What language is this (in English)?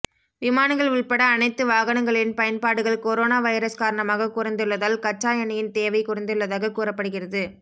Tamil